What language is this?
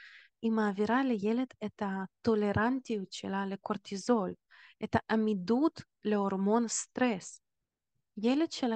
Hebrew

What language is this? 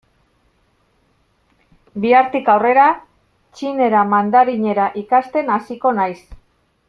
Basque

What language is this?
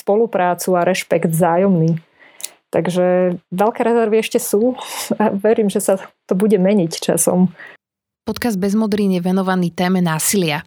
Slovak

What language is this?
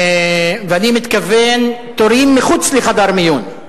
Hebrew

